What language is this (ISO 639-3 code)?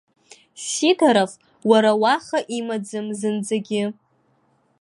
abk